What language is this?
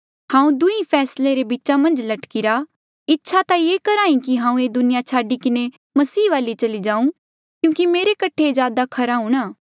Mandeali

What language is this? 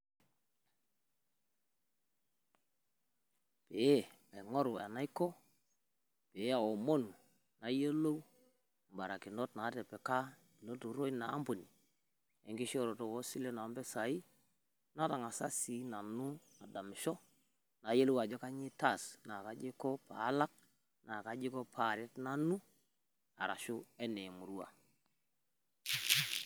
Masai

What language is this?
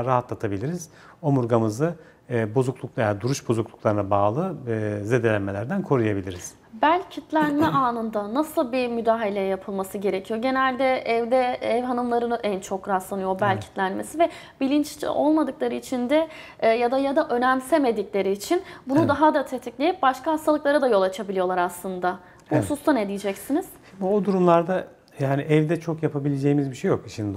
Turkish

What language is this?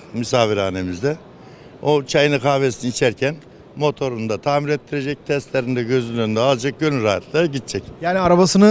Turkish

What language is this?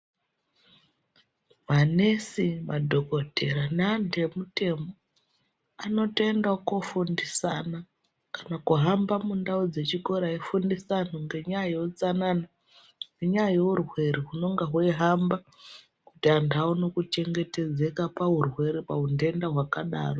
Ndau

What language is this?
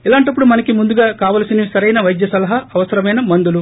Telugu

